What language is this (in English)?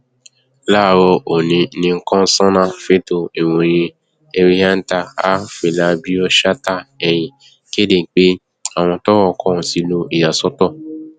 Yoruba